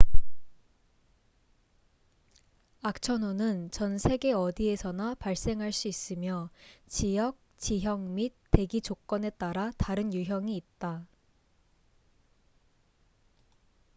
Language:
Korean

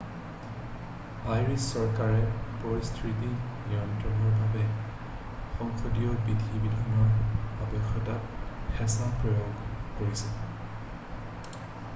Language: Assamese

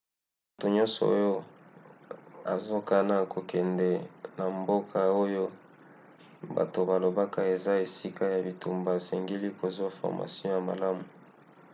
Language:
Lingala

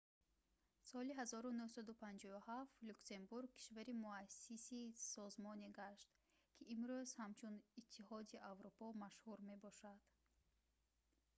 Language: Tajik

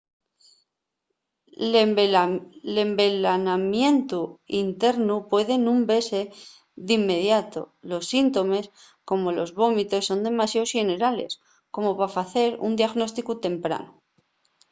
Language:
Asturian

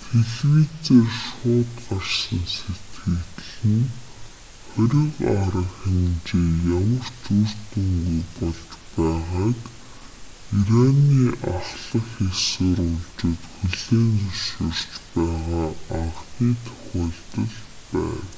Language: Mongolian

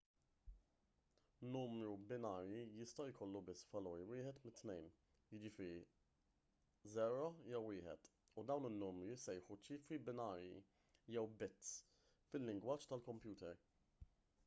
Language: Maltese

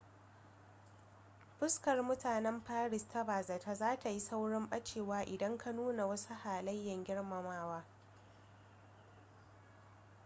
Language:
Hausa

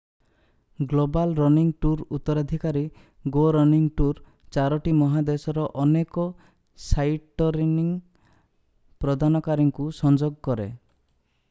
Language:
Odia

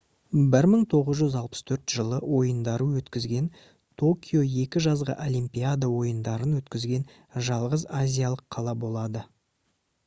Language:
Kazakh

